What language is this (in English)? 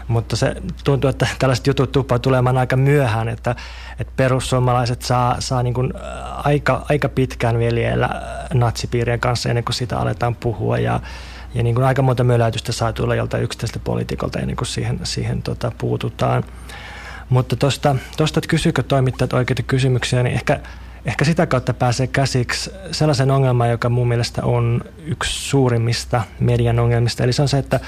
Finnish